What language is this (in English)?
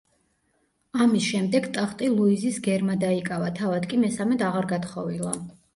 Georgian